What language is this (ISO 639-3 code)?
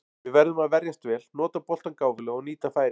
isl